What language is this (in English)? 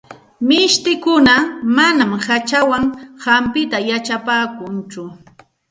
Santa Ana de Tusi Pasco Quechua